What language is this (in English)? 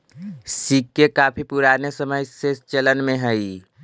Magahi